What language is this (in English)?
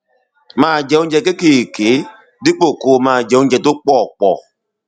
Yoruba